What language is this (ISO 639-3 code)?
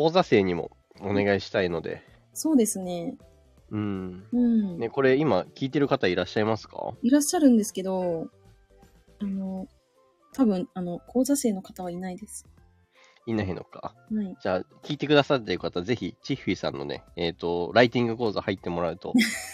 jpn